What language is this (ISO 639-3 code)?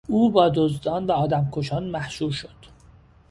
fas